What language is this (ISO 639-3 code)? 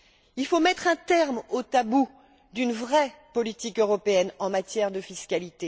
fra